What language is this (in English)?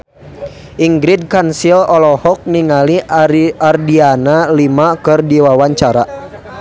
Sundanese